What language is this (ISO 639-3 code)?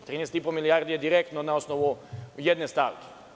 srp